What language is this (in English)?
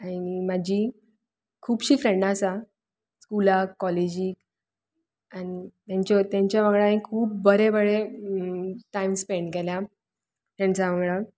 Konkani